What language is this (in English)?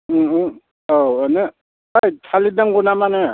Bodo